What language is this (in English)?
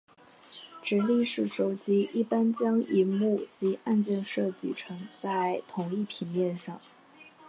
Chinese